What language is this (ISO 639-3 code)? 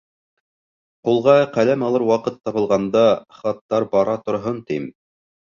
bak